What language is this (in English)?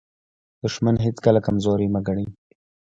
Pashto